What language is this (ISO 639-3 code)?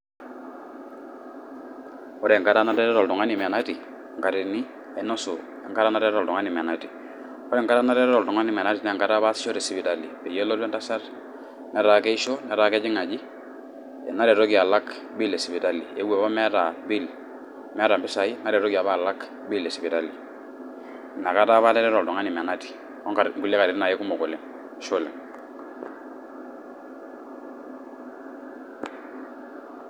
mas